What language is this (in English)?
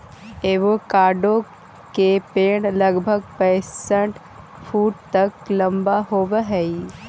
Magahi